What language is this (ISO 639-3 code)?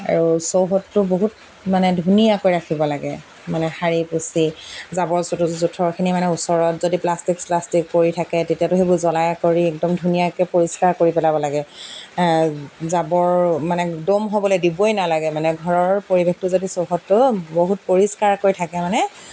asm